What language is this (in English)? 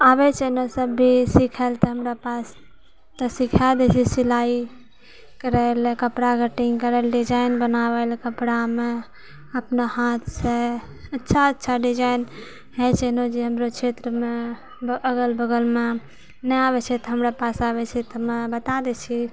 Maithili